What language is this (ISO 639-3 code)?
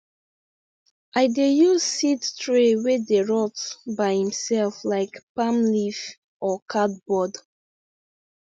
pcm